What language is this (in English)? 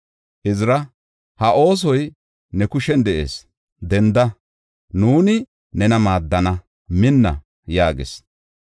Gofa